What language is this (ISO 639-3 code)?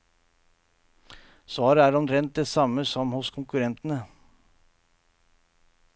nor